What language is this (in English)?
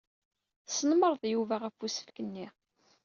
Kabyle